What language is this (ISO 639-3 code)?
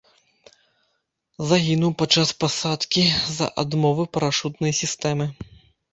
bel